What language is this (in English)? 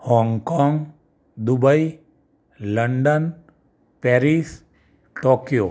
Gujarati